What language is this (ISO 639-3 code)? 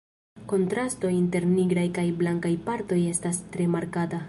epo